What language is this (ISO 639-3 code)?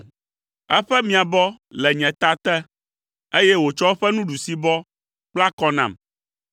ewe